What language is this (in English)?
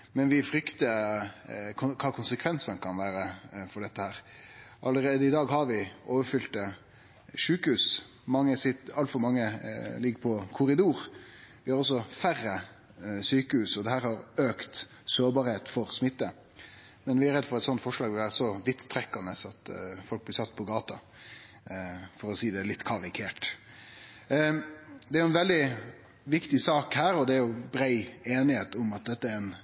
Norwegian Nynorsk